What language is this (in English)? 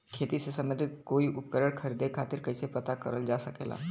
Bhojpuri